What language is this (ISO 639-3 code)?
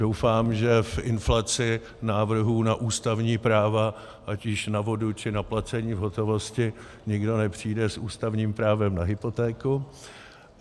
ces